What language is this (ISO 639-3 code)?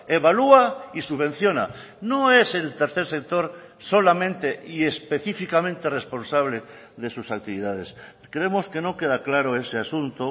spa